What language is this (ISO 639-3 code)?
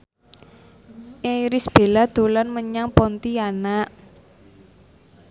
jav